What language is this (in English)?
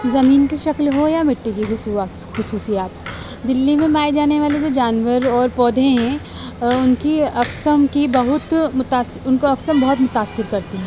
Urdu